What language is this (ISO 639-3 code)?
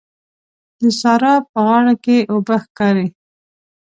pus